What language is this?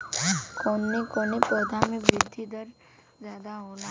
Bhojpuri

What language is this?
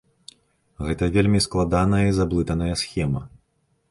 Belarusian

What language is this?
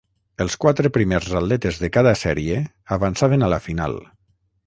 Catalan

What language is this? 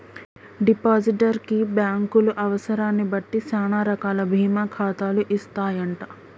Telugu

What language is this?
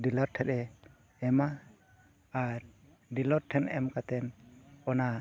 Santali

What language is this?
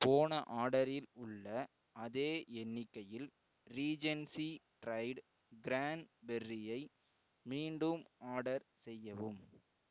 Tamil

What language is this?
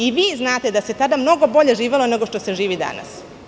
Serbian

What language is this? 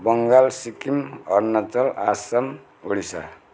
Nepali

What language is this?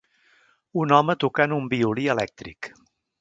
Catalan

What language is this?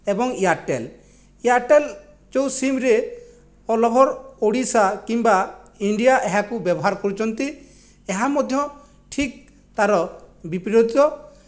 Odia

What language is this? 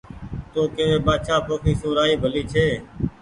Goaria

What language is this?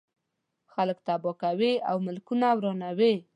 Pashto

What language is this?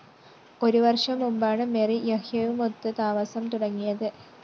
Malayalam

